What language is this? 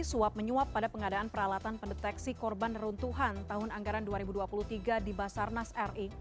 Indonesian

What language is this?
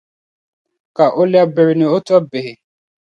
Dagbani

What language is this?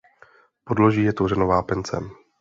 Czech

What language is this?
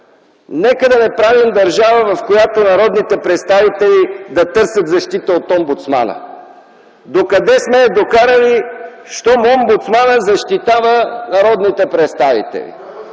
Bulgarian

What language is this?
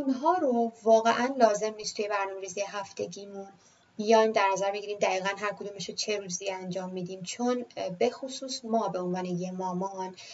Persian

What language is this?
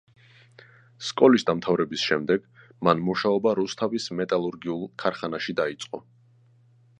Georgian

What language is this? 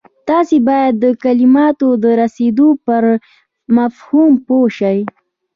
Pashto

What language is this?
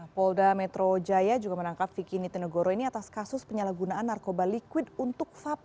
Indonesian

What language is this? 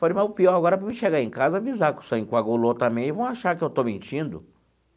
Portuguese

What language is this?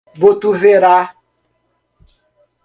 Portuguese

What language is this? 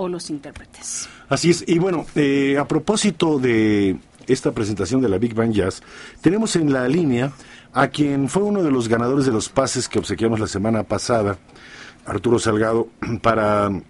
Spanish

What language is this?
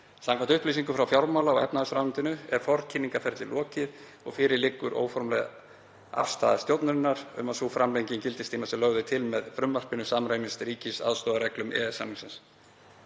Icelandic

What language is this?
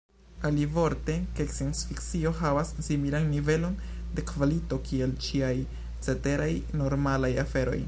Esperanto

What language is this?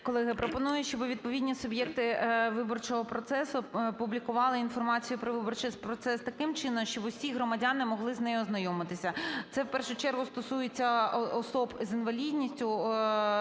Ukrainian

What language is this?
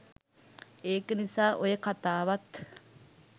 Sinhala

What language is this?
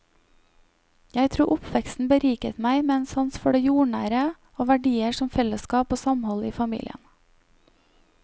Norwegian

